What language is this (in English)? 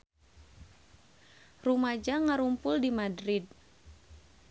Sundanese